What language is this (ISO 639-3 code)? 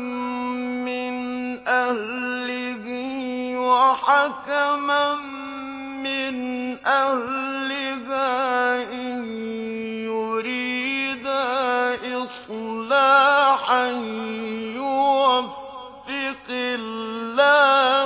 ara